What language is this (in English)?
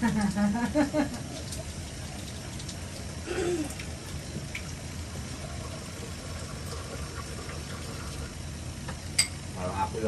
Indonesian